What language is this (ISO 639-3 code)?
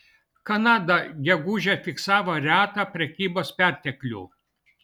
lit